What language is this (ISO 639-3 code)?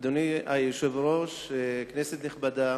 heb